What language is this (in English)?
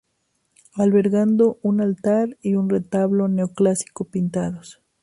Spanish